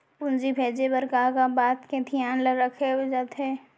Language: Chhattisgarhi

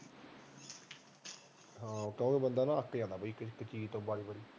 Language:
Punjabi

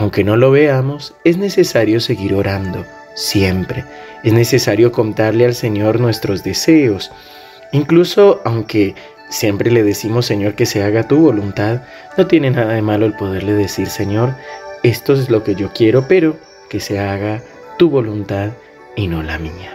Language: Spanish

